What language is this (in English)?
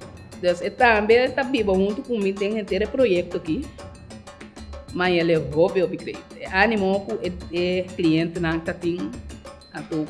Dutch